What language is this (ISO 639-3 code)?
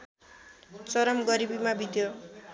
nep